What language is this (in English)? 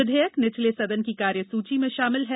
Hindi